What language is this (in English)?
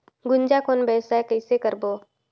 Chhattisgarhi